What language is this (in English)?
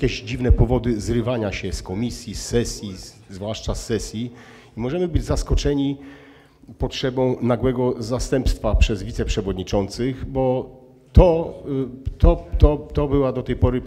Polish